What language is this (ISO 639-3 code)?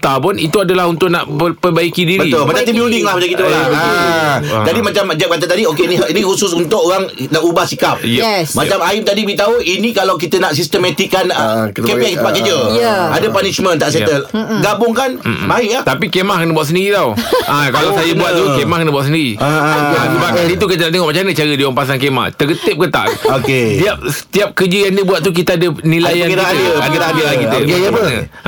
msa